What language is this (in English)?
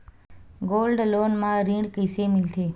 Chhattisgarhi